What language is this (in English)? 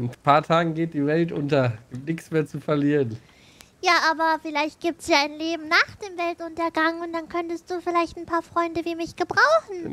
German